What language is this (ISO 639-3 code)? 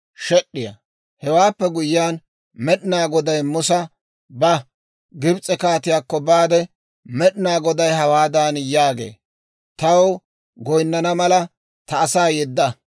dwr